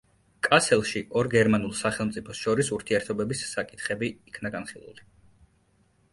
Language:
Georgian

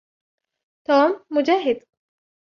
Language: Arabic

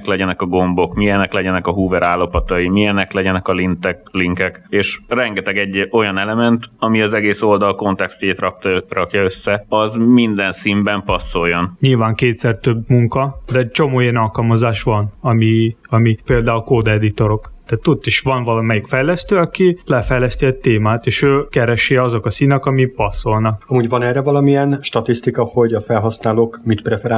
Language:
Hungarian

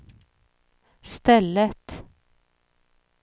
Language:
Swedish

